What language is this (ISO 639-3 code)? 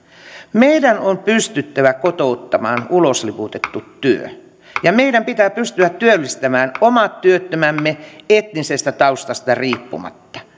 fin